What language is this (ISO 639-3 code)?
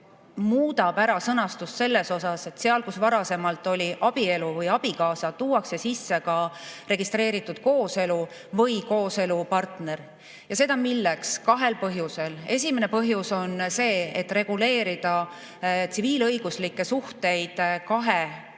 est